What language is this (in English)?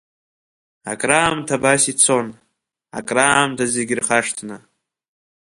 Abkhazian